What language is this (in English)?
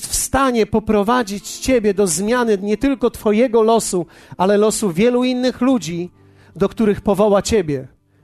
Polish